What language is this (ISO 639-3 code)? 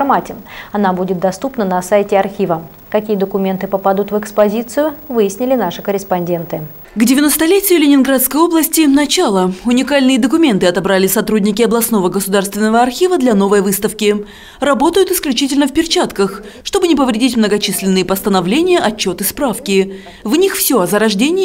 rus